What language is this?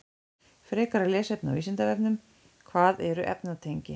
Icelandic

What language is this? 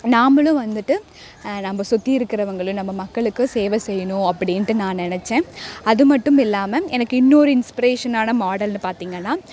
Tamil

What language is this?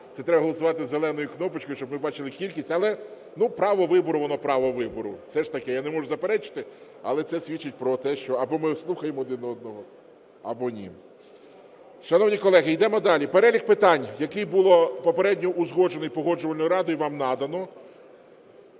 Ukrainian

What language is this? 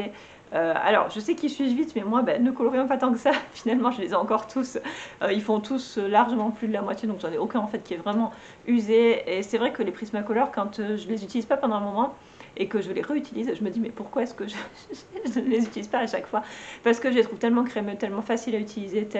French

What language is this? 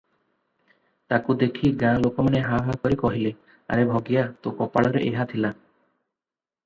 Odia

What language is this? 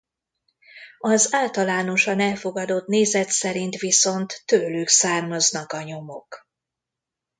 Hungarian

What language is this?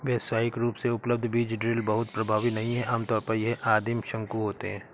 Hindi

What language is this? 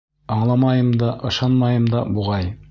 Bashkir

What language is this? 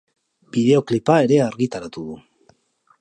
Basque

